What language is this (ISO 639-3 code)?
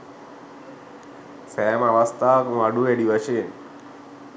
sin